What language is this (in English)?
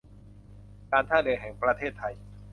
Thai